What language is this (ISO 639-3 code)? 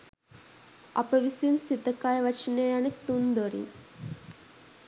sin